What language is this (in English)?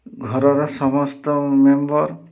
Odia